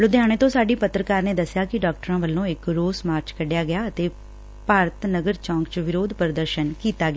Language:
Punjabi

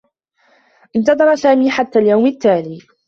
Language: Arabic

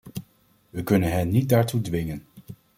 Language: Dutch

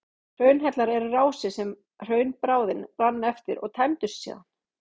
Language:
Icelandic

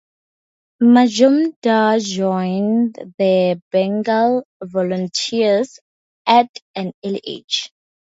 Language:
English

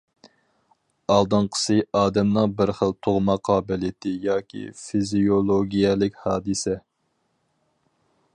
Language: Uyghur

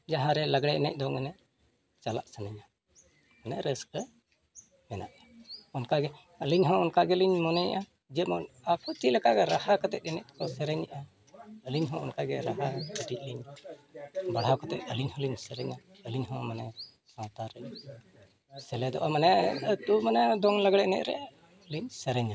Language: Santali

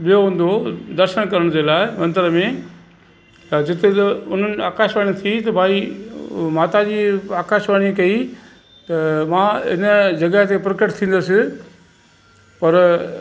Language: Sindhi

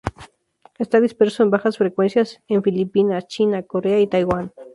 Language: Spanish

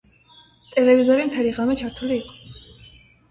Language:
Georgian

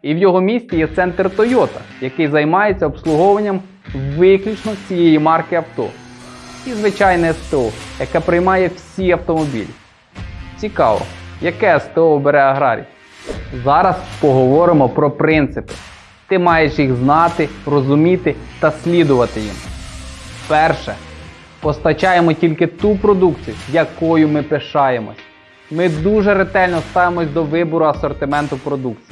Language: Ukrainian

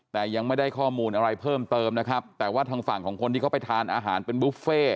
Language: Thai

